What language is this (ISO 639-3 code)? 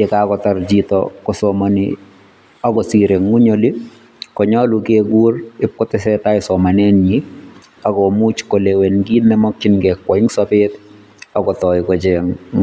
kln